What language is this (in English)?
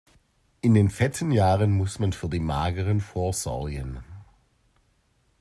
German